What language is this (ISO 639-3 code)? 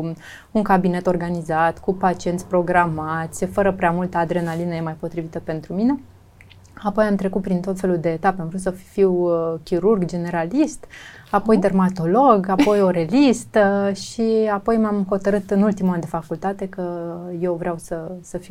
ron